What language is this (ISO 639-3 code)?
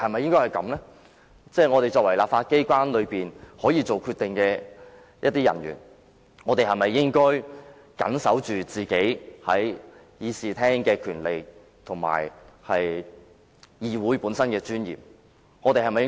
yue